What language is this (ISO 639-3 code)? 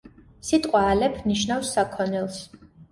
kat